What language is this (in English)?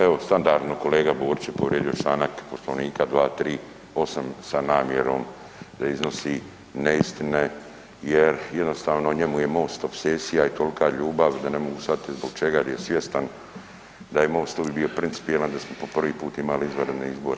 Croatian